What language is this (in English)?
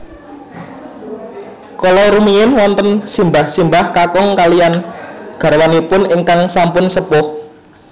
Javanese